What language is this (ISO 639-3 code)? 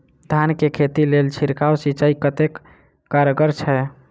mai